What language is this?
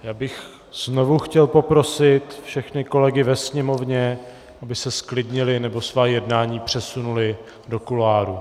Czech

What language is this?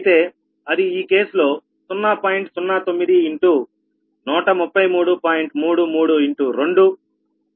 Telugu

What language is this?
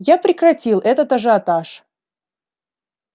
Russian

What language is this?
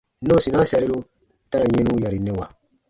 Baatonum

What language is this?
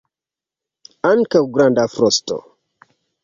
Esperanto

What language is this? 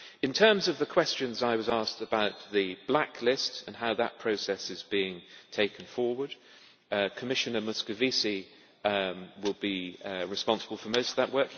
English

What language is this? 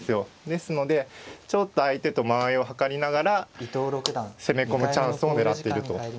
Japanese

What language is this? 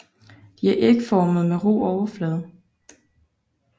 Danish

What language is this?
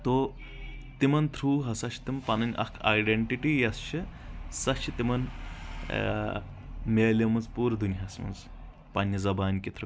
Kashmiri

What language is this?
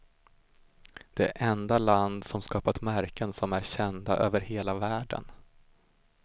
Swedish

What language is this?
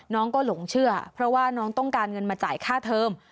Thai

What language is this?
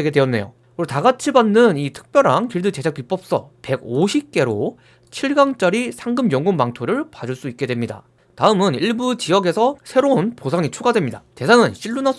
Korean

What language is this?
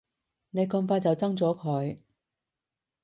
Cantonese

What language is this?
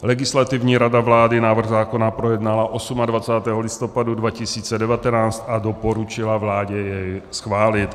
Czech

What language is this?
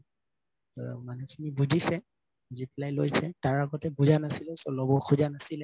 Assamese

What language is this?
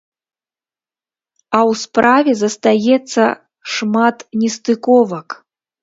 Belarusian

